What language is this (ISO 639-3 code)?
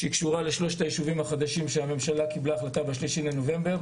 heb